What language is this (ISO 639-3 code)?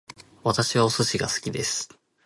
jpn